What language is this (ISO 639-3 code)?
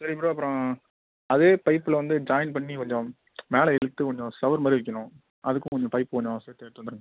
tam